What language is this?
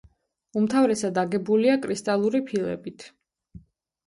Georgian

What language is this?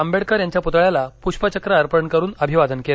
Marathi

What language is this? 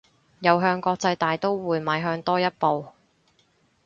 Cantonese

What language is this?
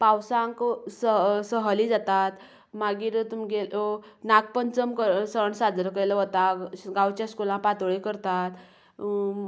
Konkani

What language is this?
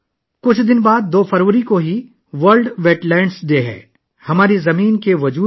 Urdu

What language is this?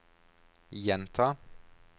Norwegian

